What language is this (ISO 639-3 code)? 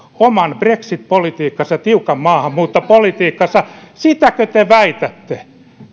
fin